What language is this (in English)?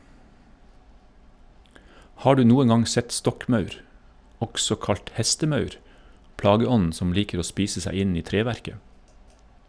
Norwegian